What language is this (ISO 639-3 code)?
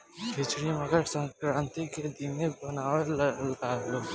bho